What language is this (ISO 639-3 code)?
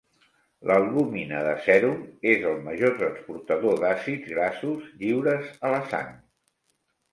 cat